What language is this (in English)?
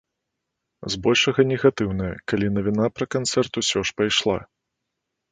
Belarusian